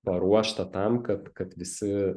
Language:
Lithuanian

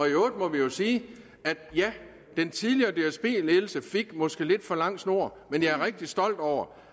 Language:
Danish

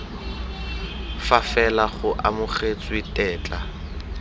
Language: Tswana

